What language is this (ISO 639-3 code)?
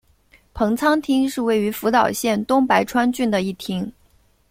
zho